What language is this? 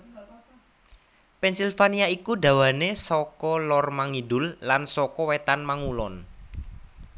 Javanese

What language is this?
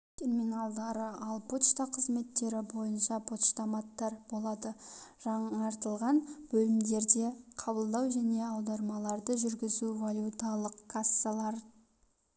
Kazakh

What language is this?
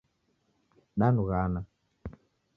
Taita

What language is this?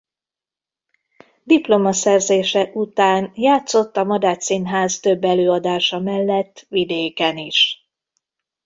Hungarian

